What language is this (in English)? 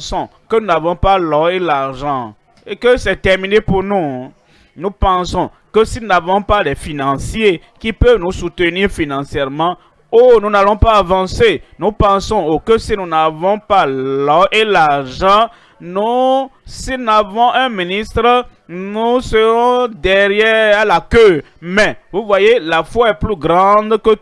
French